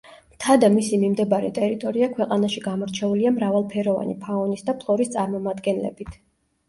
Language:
Georgian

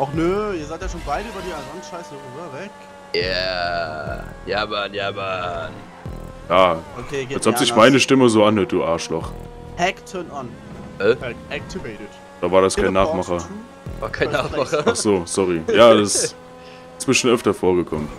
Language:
German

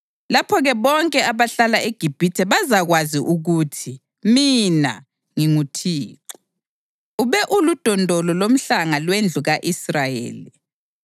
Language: North Ndebele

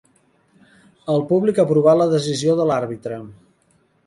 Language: Catalan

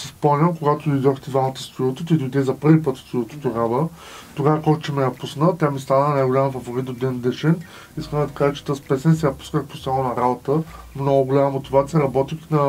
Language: Bulgarian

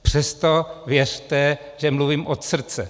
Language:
Czech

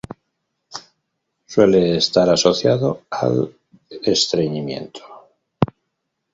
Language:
Spanish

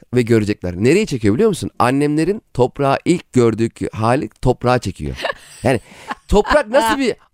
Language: Turkish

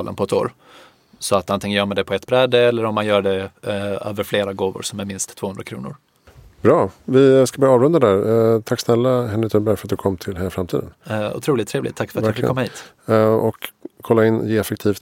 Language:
Swedish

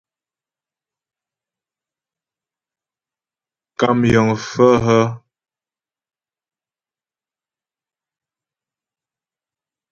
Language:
Ghomala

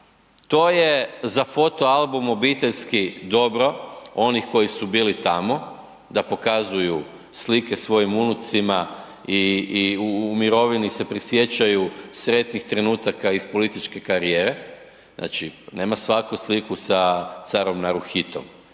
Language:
Croatian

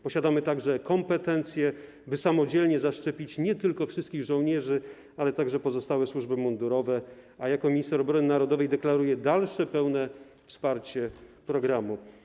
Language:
Polish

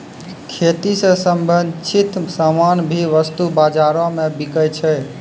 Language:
Maithili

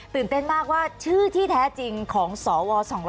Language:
Thai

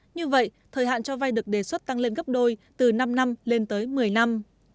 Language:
Vietnamese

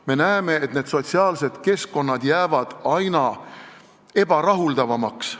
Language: Estonian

